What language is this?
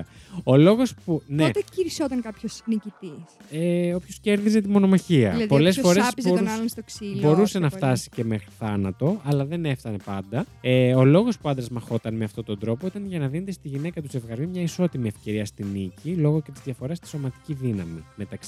Greek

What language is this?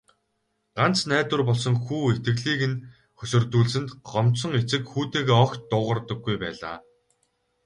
Mongolian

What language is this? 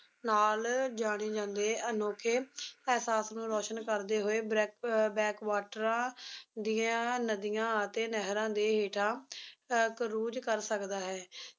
Punjabi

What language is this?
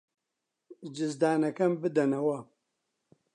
Central Kurdish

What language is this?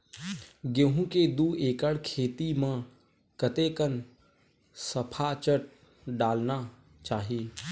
Chhattisgarhi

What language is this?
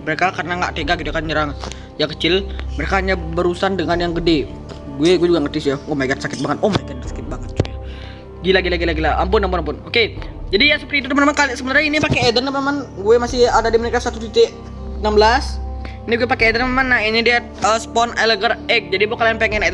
Indonesian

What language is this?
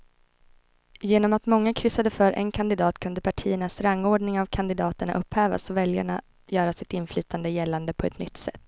Swedish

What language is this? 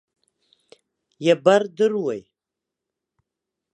Abkhazian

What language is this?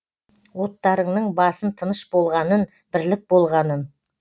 Kazakh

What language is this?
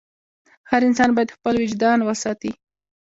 Pashto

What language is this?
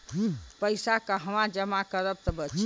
Bhojpuri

